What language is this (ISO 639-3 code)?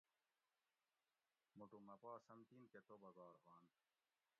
gwc